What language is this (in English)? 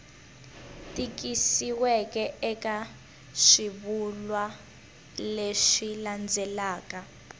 Tsonga